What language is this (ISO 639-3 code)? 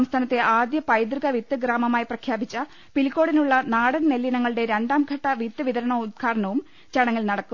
mal